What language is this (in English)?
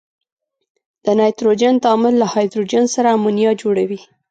Pashto